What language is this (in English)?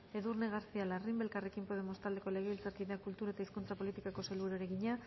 Basque